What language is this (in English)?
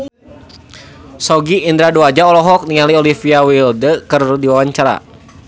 Sundanese